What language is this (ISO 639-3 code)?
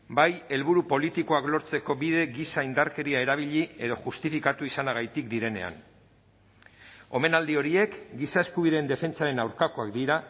eus